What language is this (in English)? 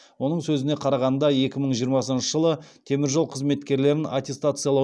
Kazakh